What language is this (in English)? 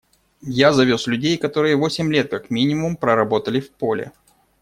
Russian